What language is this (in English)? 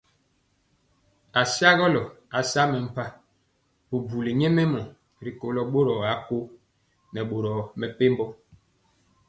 Mpiemo